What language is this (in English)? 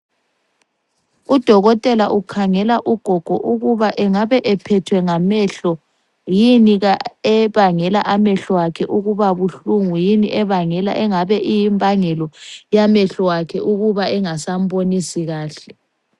North Ndebele